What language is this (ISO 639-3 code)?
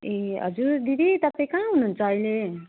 nep